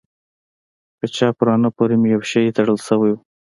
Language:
Pashto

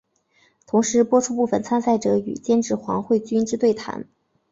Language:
Chinese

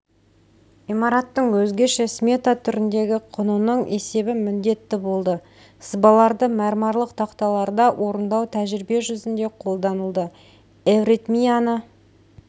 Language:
Kazakh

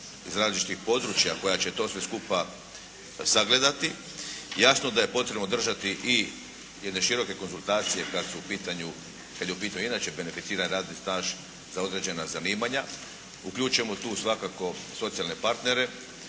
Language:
Croatian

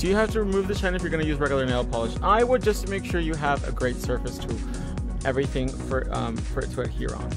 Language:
English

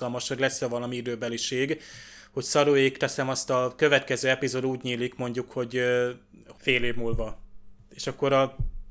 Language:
Hungarian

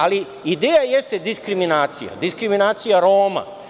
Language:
Serbian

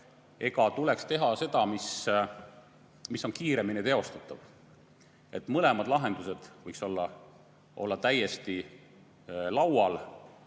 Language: Estonian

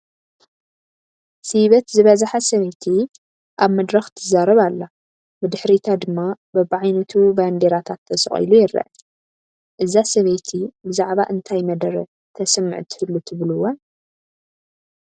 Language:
Tigrinya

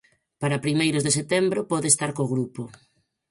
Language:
Galician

